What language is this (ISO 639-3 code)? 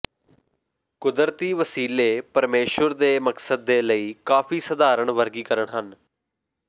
pan